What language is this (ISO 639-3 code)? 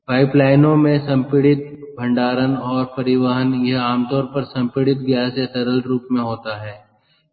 hin